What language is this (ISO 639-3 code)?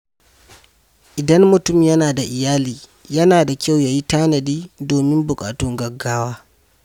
hau